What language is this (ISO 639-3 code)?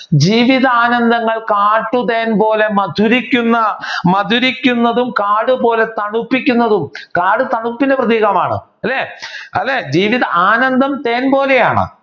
mal